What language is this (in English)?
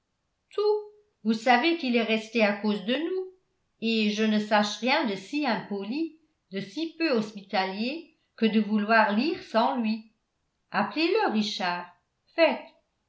French